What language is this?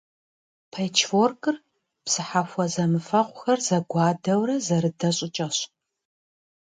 Kabardian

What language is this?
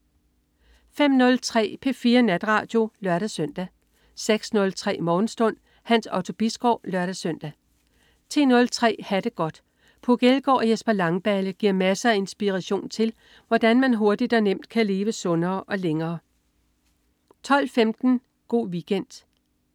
Danish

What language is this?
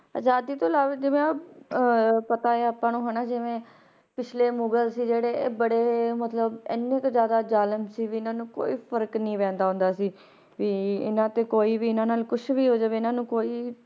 Punjabi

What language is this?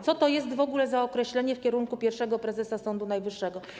Polish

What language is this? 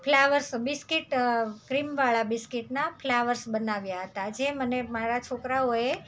Gujarati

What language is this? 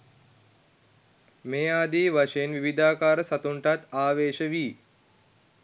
Sinhala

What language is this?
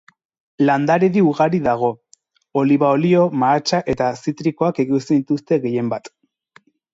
Basque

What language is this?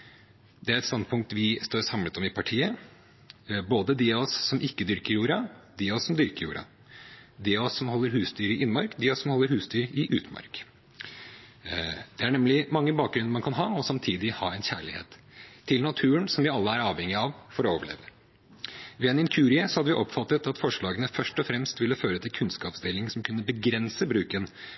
Norwegian Bokmål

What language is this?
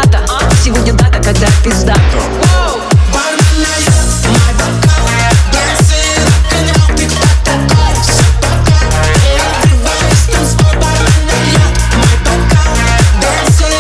Russian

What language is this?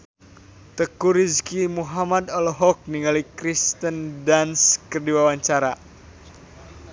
Sundanese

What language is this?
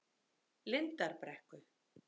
Icelandic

